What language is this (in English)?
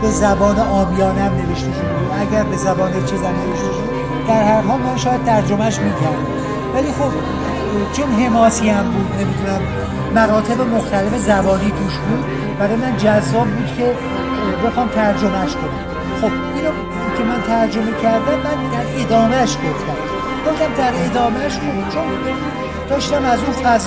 Persian